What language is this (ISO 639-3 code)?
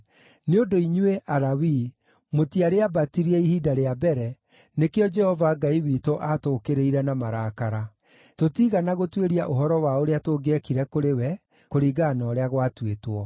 kik